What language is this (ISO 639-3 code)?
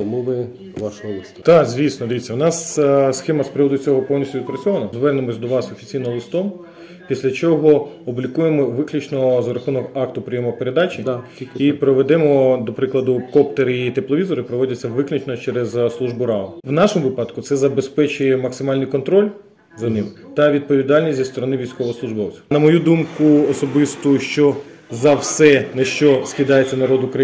ukr